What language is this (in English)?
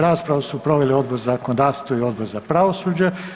Croatian